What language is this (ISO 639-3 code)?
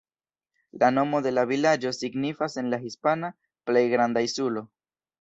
epo